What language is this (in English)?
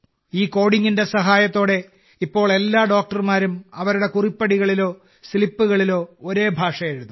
Malayalam